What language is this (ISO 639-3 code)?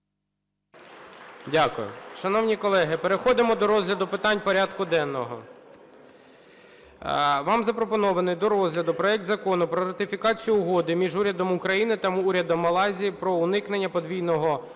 ukr